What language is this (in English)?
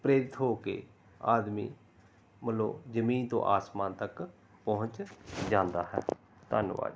Punjabi